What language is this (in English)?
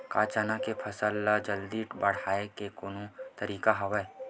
Chhattisgarhi